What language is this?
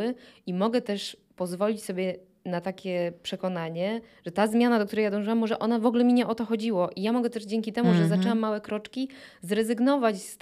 Polish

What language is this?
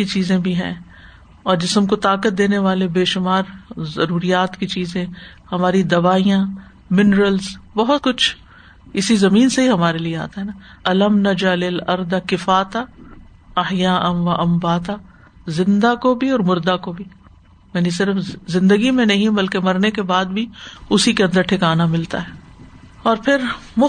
Urdu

